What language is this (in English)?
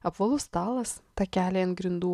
Lithuanian